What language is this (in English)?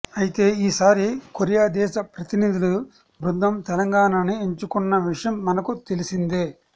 Telugu